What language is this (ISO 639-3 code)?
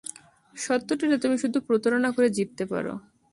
ben